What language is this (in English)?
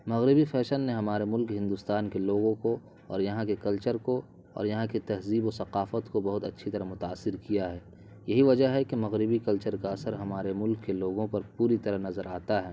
Urdu